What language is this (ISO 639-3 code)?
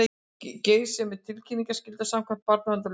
isl